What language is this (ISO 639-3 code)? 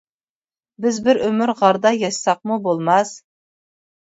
uig